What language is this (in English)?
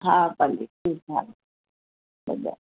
Sindhi